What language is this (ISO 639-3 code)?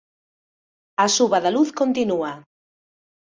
glg